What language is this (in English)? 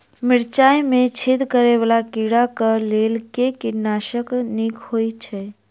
Maithili